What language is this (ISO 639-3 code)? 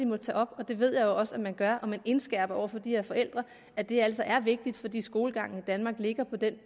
dan